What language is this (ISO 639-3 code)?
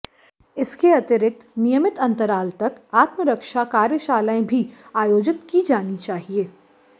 hin